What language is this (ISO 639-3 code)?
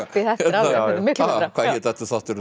isl